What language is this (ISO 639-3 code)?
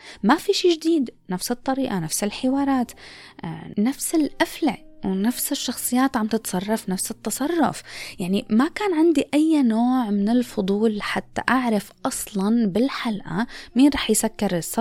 ara